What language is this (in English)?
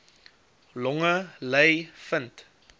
Afrikaans